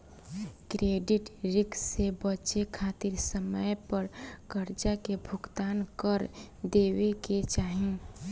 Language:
Bhojpuri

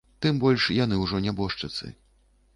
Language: Belarusian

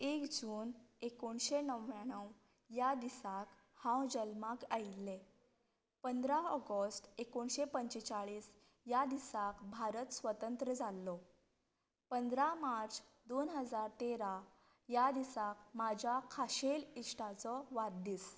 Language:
Konkani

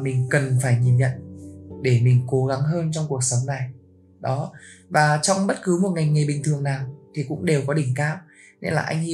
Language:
Vietnamese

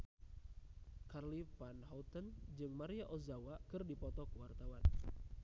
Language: Sundanese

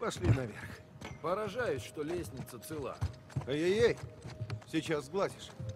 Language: Russian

